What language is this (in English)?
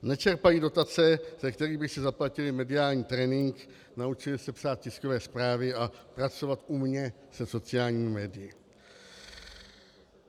Czech